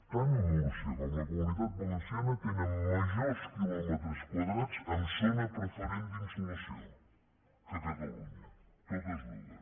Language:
Catalan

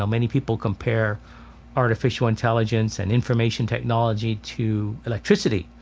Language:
English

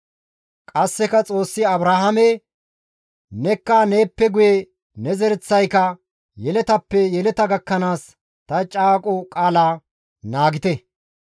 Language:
Gamo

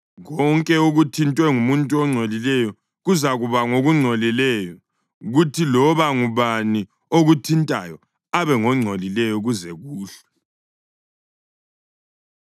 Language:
North Ndebele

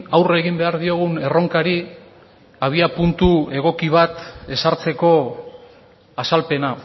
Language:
Basque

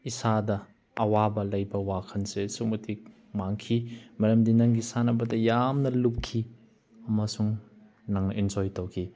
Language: Manipuri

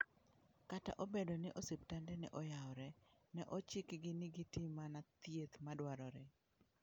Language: Luo (Kenya and Tanzania)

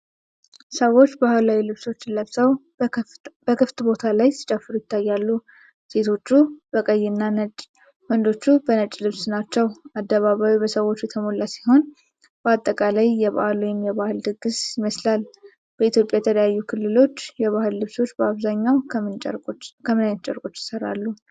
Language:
Amharic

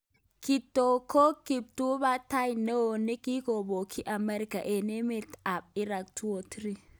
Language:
Kalenjin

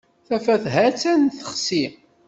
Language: Kabyle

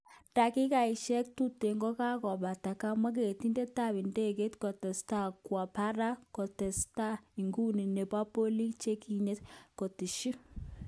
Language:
Kalenjin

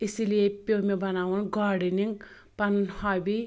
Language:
Kashmiri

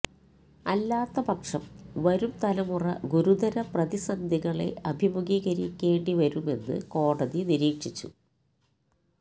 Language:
Malayalam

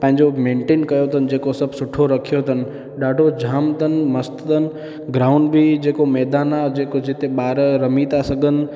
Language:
Sindhi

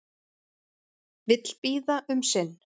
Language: Icelandic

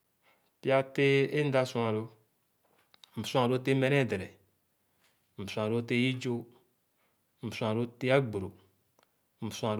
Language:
Khana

